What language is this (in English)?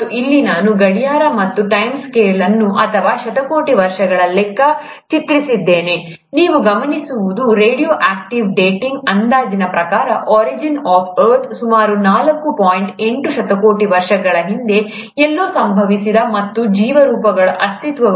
Kannada